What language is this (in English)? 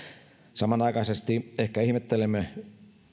Finnish